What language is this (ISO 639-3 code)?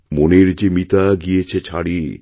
ben